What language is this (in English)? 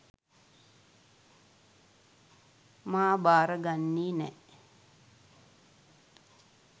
Sinhala